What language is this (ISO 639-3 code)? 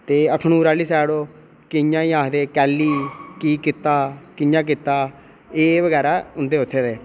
doi